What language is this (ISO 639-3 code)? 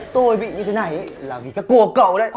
vie